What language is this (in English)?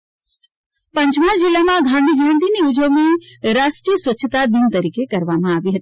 Gujarati